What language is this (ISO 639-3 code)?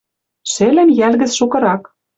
mrj